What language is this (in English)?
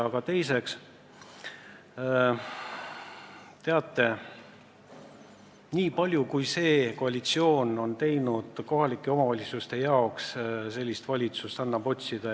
Estonian